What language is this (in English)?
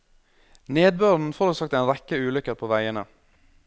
Norwegian